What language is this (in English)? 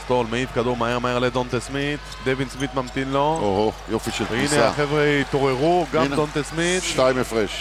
Hebrew